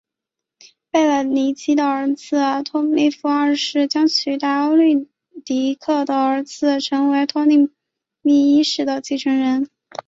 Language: Chinese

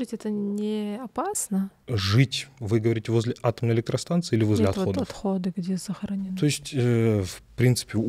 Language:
Russian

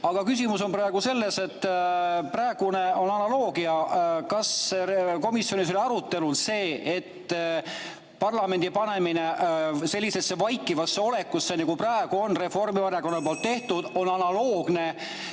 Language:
Estonian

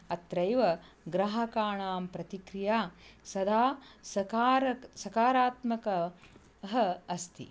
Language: Sanskrit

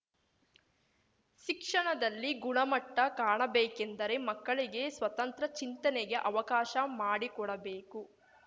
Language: Kannada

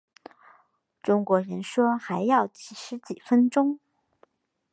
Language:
Chinese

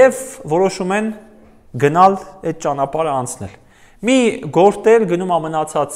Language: Romanian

